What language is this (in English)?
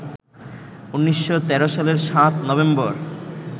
Bangla